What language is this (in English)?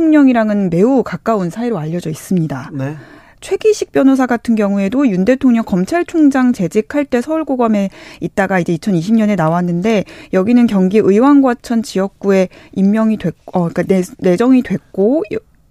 Korean